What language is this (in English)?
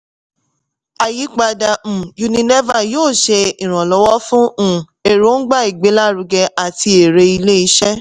Yoruba